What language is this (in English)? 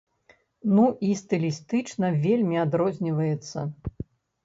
Belarusian